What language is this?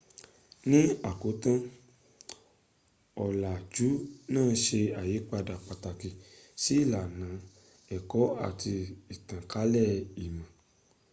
Yoruba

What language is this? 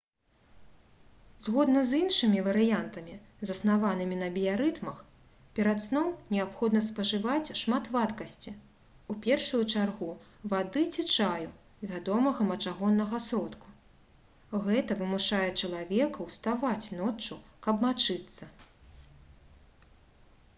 Belarusian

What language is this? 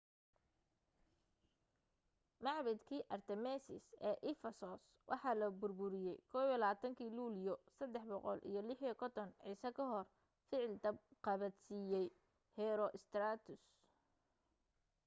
Somali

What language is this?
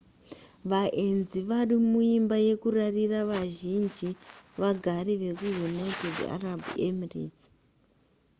Shona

